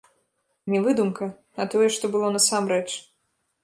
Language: Belarusian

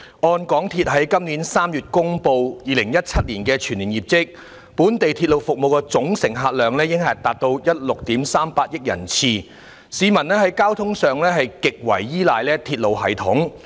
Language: Cantonese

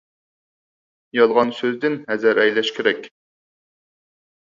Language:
Uyghur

